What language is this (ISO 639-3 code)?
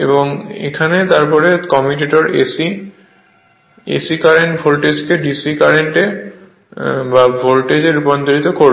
ben